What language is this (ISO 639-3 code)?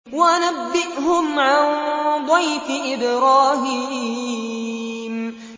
ara